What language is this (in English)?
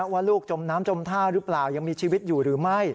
Thai